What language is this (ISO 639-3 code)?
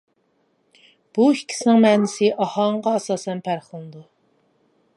uig